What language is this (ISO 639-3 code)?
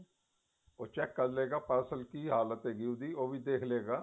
pan